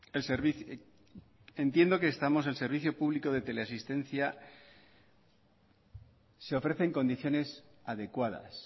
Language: Spanish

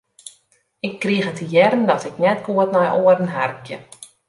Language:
Western Frisian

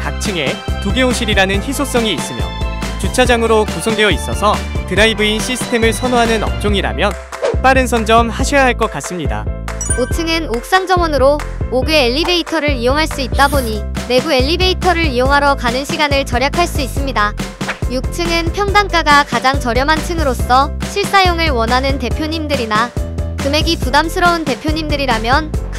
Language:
Korean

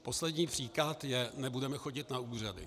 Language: Czech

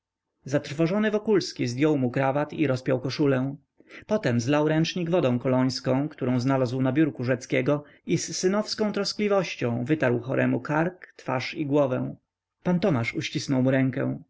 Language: Polish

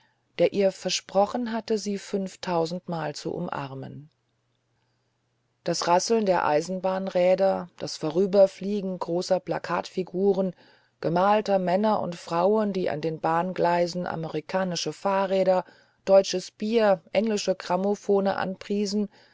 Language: German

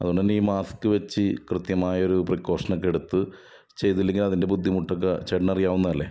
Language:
Malayalam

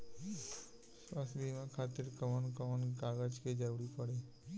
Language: Bhojpuri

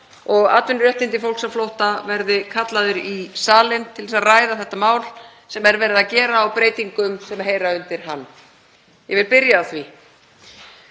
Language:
Icelandic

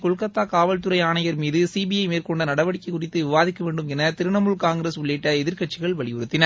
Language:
Tamil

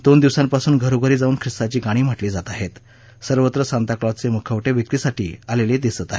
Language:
Marathi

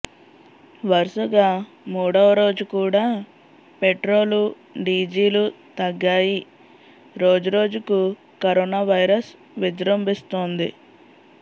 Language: Telugu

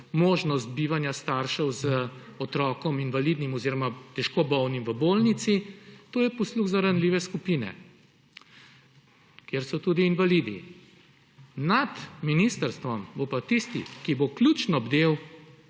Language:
Slovenian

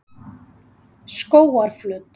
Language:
Icelandic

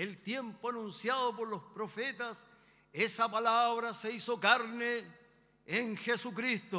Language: Spanish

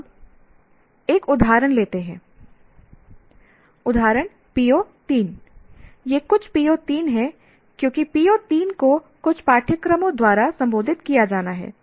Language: Hindi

